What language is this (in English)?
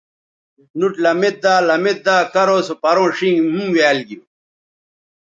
Bateri